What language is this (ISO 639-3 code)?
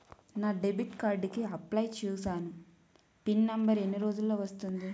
tel